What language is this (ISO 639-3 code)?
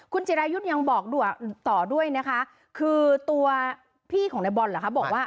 tha